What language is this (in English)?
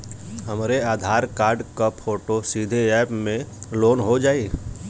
Bhojpuri